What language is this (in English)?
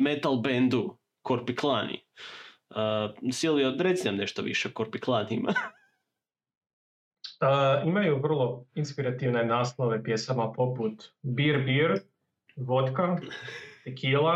Croatian